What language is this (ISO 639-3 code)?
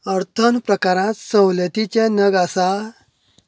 kok